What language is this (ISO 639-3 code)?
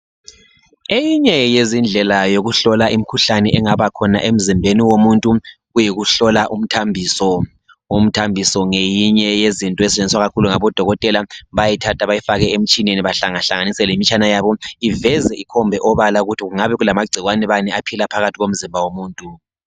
nde